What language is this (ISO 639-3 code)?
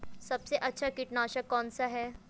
hin